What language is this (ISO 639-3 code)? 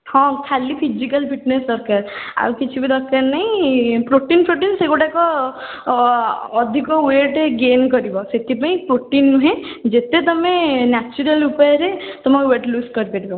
ori